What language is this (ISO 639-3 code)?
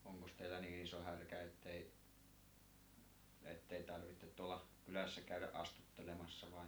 fin